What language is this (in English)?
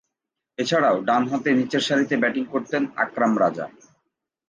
Bangla